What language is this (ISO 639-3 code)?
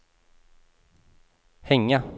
swe